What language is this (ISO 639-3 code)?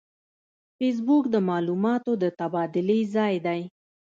pus